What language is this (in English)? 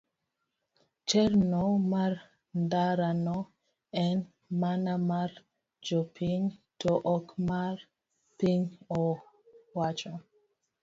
Luo (Kenya and Tanzania)